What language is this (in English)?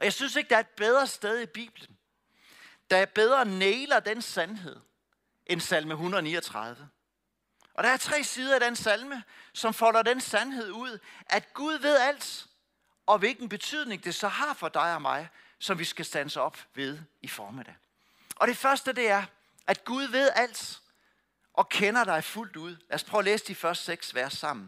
Danish